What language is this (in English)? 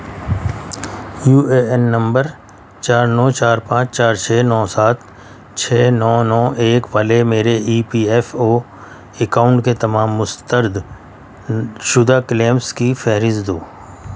Urdu